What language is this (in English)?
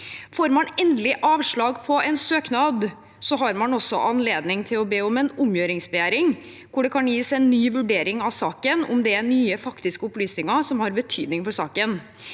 Norwegian